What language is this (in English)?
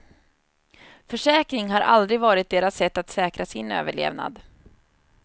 Swedish